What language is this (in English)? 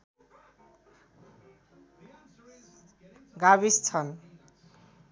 Nepali